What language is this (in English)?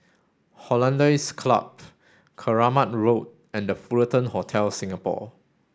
English